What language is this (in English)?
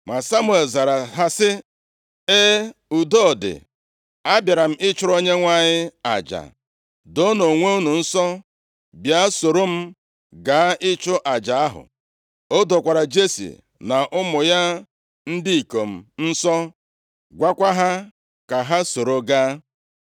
Igbo